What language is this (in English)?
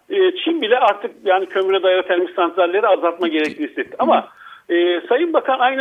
Turkish